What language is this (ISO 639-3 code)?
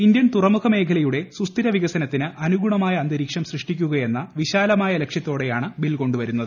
mal